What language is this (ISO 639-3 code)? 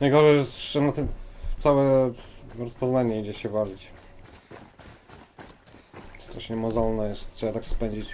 pol